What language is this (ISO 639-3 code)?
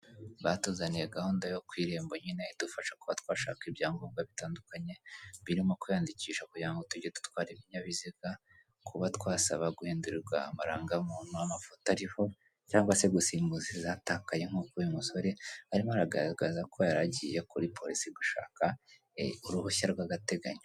kin